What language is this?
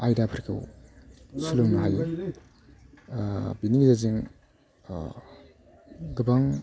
Bodo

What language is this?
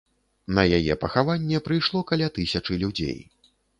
Belarusian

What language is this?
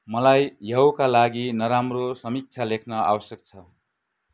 Nepali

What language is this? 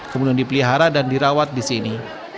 Indonesian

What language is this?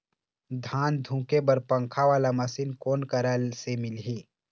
Chhattisgarhi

